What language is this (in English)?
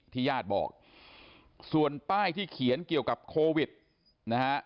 Thai